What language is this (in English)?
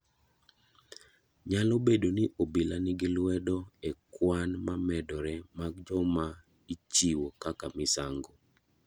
Luo (Kenya and Tanzania)